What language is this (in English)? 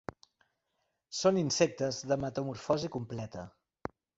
Catalan